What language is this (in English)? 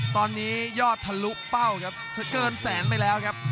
Thai